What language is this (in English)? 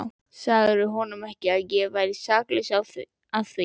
Icelandic